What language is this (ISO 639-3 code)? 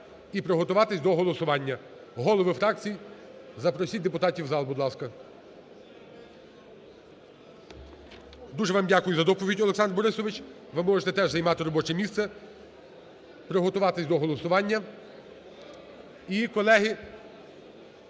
ukr